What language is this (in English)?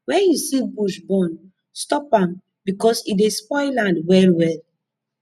Nigerian Pidgin